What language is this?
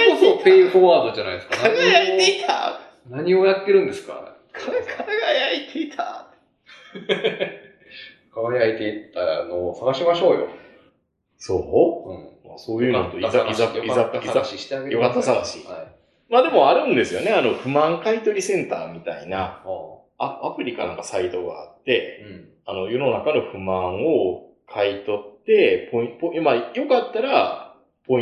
Japanese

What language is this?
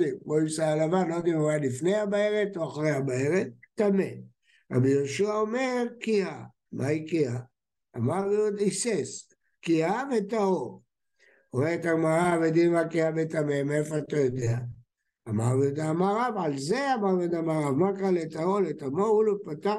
Hebrew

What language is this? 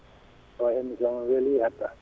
Fula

